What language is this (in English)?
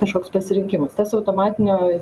Lithuanian